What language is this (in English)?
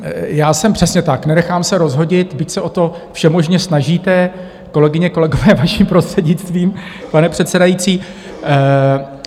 Czech